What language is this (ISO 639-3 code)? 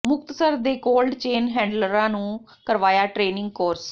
pan